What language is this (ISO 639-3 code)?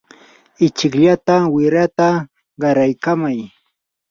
qur